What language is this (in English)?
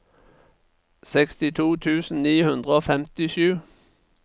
Norwegian